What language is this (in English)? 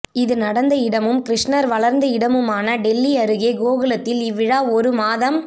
Tamil